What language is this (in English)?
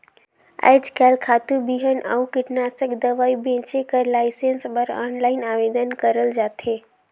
Chhattisgarhi